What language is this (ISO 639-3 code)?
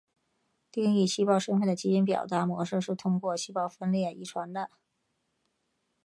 zho